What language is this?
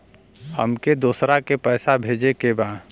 Bhojpuri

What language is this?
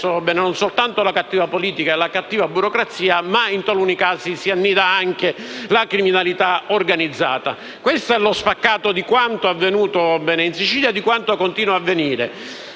Italian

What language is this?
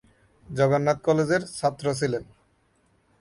Bangla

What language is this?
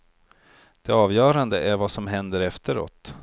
Swedish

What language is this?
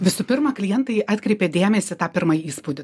Lithuanian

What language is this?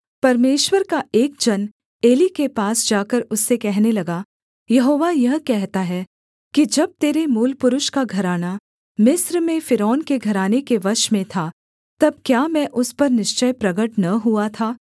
Hindi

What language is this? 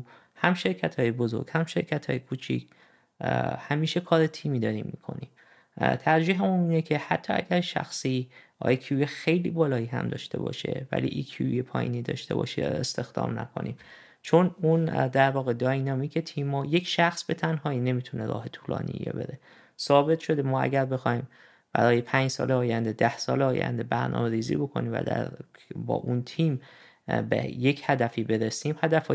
Persian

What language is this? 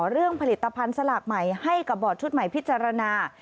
Thai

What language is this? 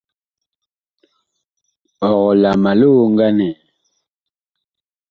Bakoko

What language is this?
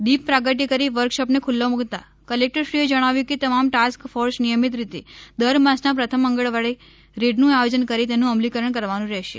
Gujarati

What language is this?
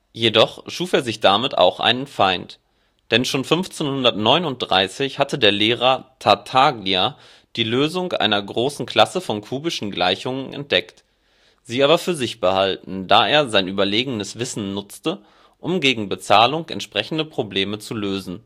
German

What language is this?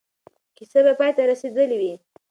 Pashto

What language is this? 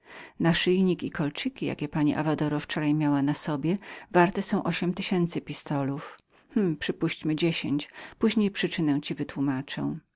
Polish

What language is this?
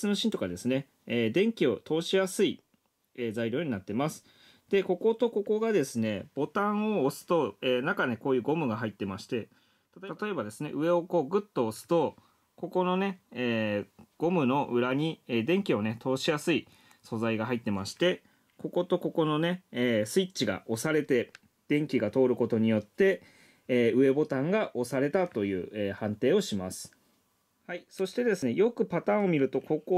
Japanese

